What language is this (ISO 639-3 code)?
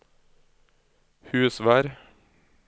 nor